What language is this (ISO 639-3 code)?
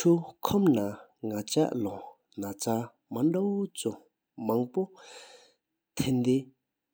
sip